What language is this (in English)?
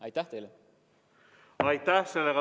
Estonian